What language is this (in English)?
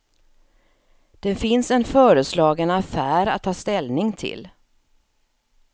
Swedish